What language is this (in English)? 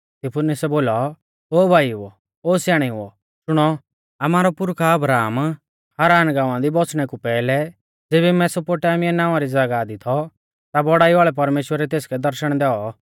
Mahasu Pahari